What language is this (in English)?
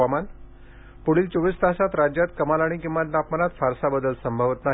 Marathi